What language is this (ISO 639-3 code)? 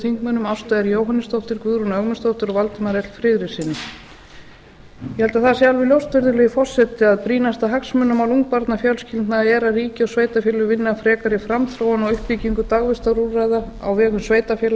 isl